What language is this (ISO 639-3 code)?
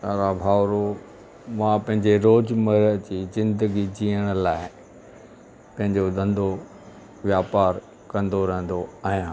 snd